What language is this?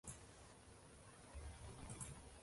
Uzbek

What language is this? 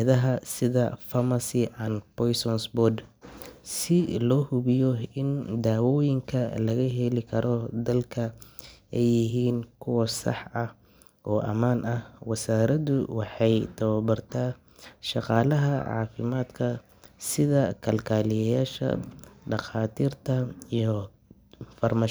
Somali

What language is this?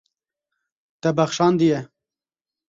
Kurdish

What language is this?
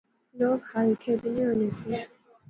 Pahari-Potwari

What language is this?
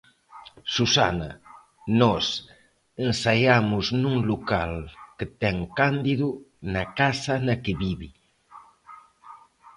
Galician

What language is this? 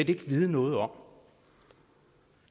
Danish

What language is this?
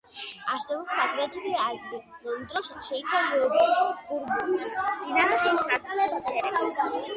Georgian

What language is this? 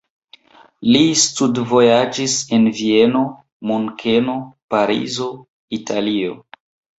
Esperanto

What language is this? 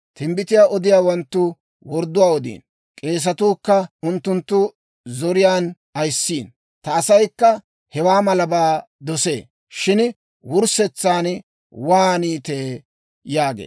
Dawro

